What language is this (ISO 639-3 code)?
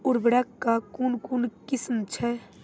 mai